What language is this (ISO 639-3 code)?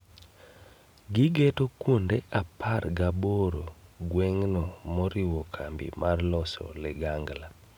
luo